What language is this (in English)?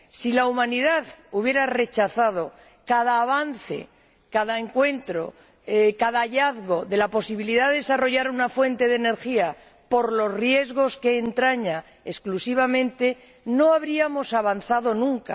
Spanish